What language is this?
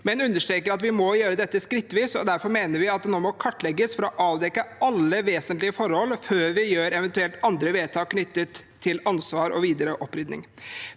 Norwegian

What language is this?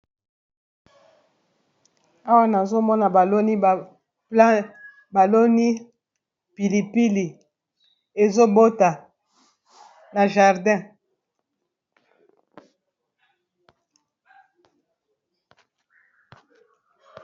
Lingala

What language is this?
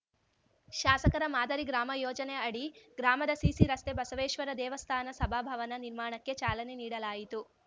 Kannada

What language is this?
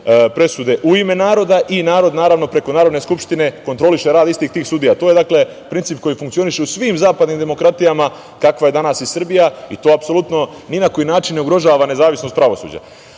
Serbian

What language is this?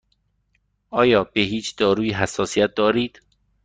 Persian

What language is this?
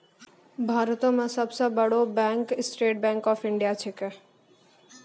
Maithili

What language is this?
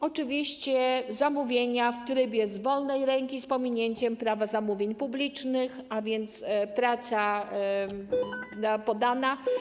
Polish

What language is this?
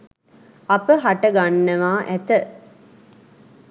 Sinhala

